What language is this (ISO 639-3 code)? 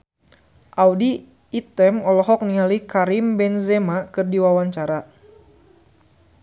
sun